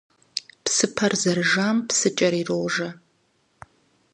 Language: Kabardian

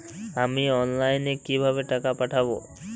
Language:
Bangla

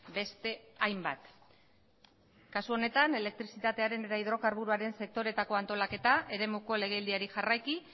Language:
Basque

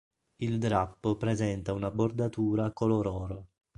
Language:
Italian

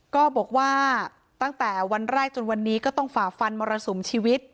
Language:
Thai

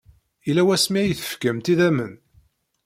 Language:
Kabyle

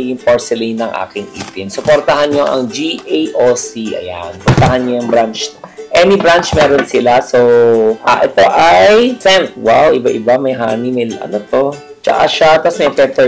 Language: Filipino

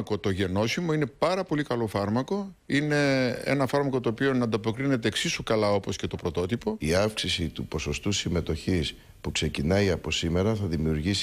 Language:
Greek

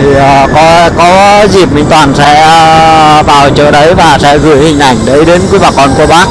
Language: Vietnamese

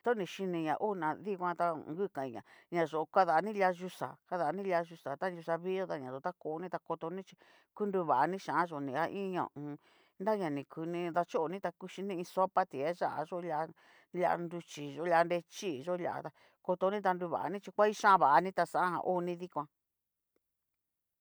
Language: Cacaloxtepec Mixtec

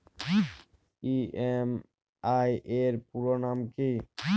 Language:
Bangla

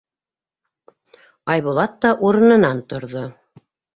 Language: Bashkir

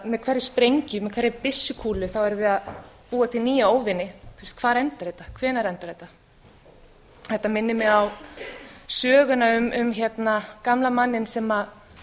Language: Icelandic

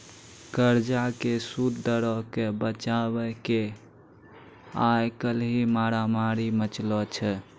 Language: Maithili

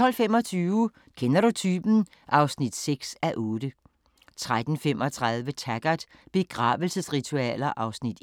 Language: Danish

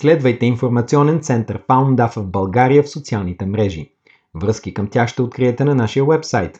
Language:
Bulgarian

